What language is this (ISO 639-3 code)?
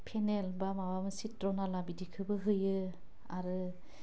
brx